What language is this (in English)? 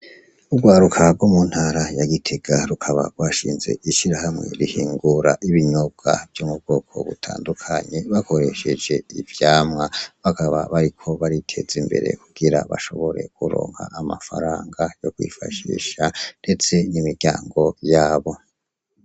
Rundi